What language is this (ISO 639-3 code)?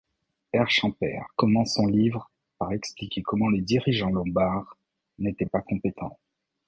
fra